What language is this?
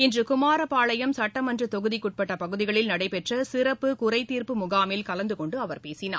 Tamil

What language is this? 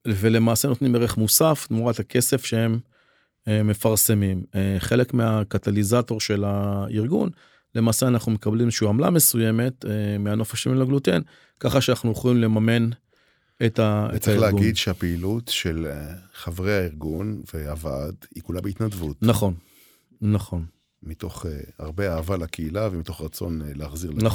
Hebrew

